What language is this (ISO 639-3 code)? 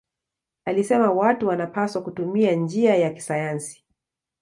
swa